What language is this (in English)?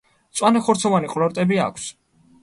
Georgian